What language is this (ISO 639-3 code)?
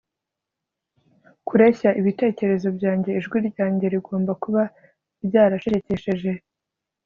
kin